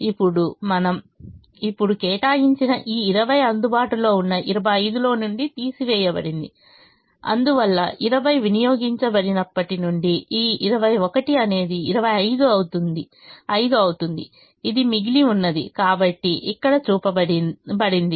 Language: Telugu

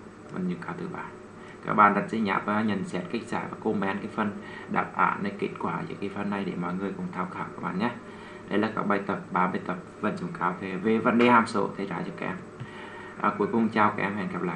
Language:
Vietnamese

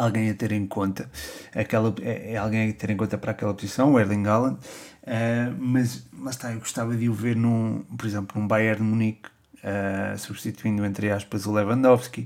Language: Portuguese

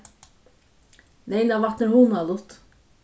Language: Faroese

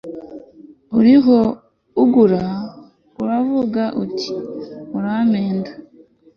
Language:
Kinyarwanda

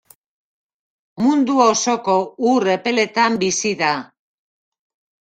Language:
Basque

